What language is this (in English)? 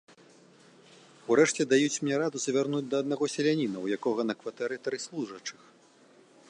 Belarusian